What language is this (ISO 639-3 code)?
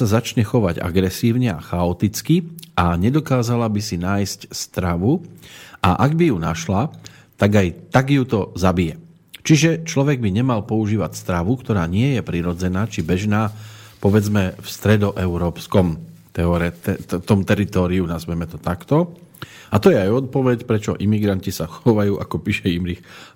slk